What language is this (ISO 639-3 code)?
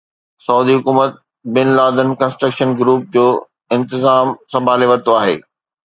snd